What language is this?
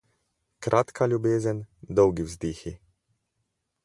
Slovenian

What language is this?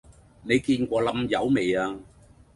Cantonese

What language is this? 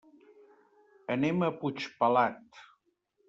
Catalan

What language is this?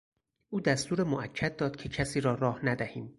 Persian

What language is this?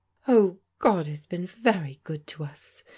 English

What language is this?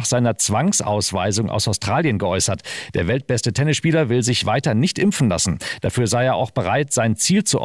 German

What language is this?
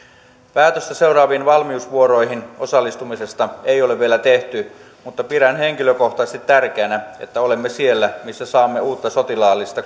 Finnish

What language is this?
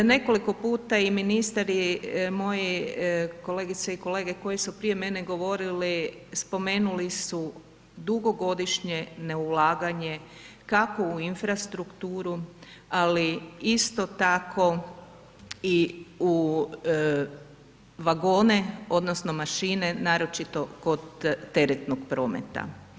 Croatian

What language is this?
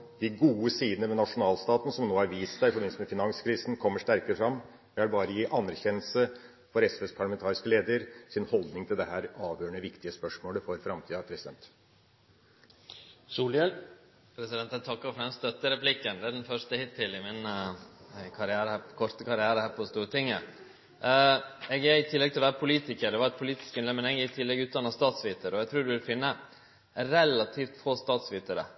Norwegian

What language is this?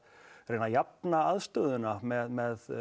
Icelandic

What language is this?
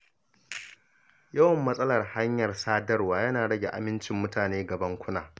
Hausa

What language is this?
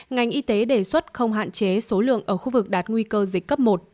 Vietnamese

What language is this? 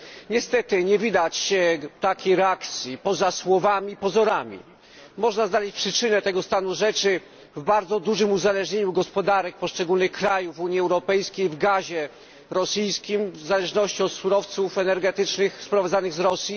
Polish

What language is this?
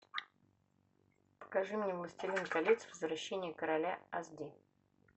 Russian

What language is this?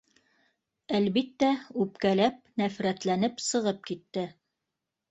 Bashkir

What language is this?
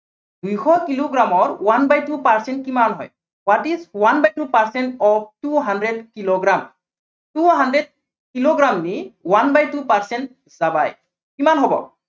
Assamese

